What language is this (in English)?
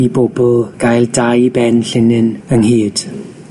Welsh